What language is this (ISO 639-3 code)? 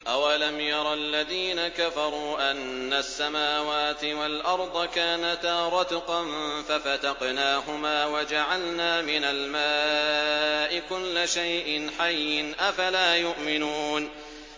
ara